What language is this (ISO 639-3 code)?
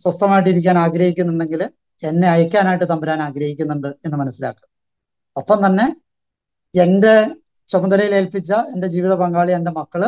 mal